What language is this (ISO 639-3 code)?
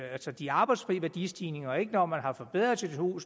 dan